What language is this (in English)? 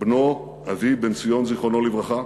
Hebrew